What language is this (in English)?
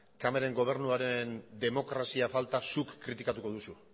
Basque